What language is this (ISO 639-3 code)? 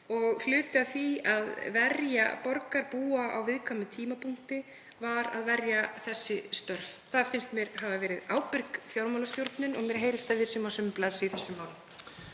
isl